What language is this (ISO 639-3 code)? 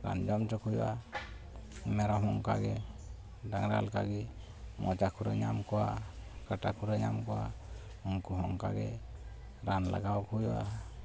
sat